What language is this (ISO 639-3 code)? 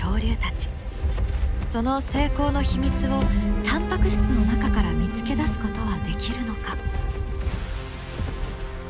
jpn